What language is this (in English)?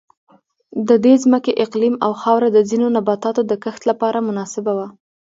Pashto